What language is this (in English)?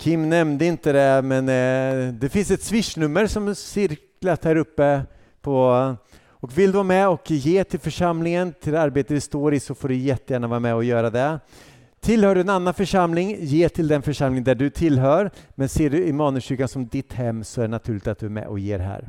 Swedish